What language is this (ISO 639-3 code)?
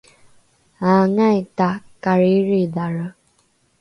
dru